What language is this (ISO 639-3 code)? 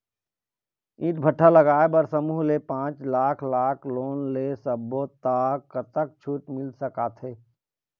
hne